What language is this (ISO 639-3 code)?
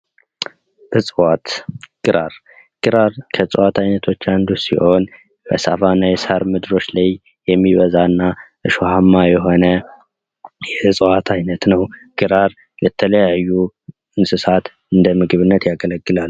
amh